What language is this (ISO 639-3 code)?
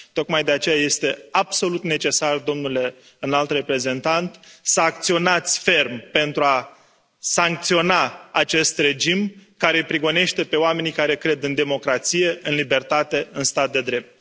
ron